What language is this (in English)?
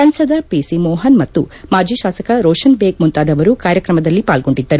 Kannada